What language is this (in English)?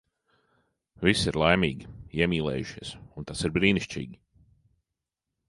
Latvian